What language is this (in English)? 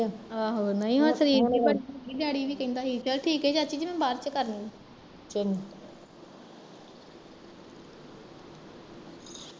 Punjabi